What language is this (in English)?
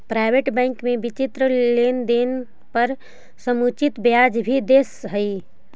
Magahi